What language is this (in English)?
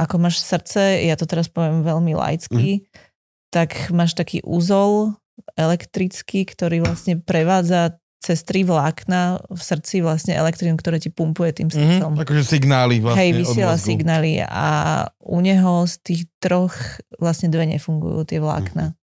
Slovak